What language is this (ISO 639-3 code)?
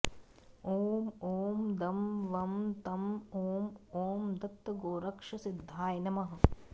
san